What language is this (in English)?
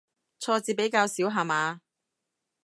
Cantonese